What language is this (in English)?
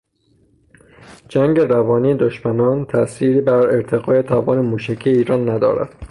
Persian